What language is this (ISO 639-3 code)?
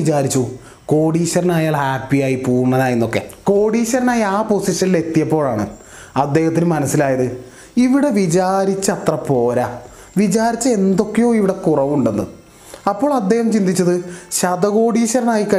mal